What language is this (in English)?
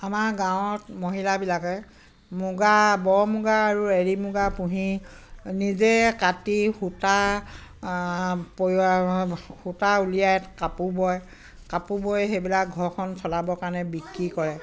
Assamese